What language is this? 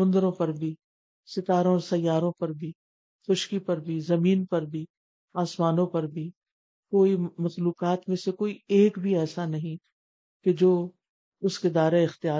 Urdu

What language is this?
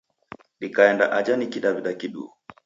Taita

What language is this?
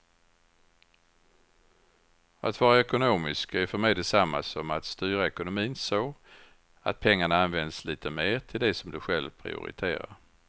Swedish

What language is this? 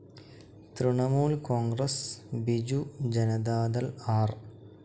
Malayalam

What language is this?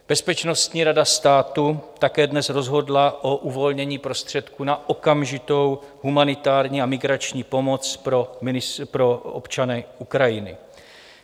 Czech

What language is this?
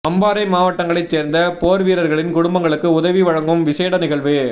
Tamil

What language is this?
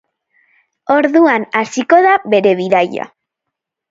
Basque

